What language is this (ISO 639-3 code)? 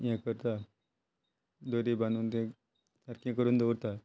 kok